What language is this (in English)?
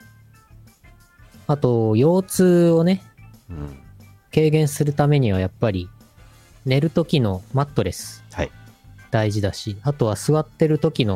Japanese